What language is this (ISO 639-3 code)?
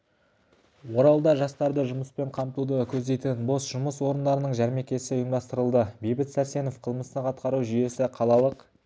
kaz